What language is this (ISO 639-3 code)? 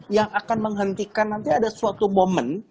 ind